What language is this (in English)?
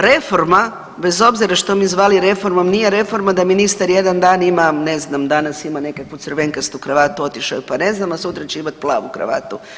Croatian